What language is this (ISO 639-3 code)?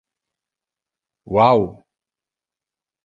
ina